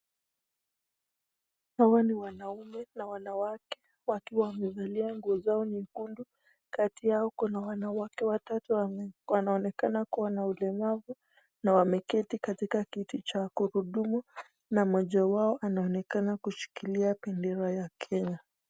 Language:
Swahili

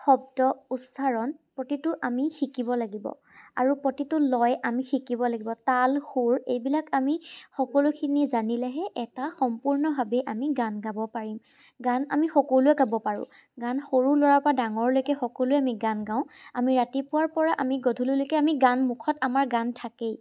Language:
Assamese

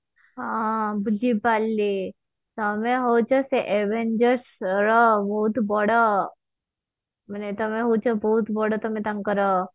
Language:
Odia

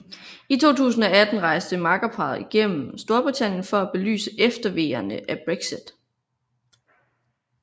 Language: Danish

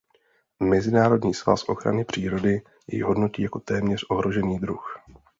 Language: Czech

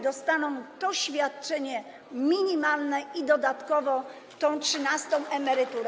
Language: Polish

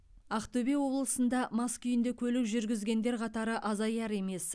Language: Kazakh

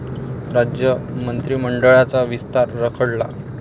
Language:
Marathi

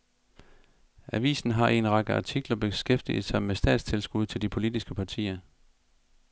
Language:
Danish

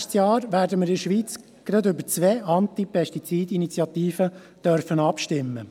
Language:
Swiss German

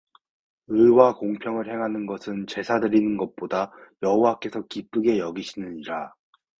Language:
Korean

